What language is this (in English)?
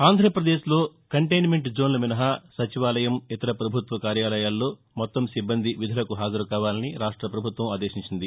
Telugu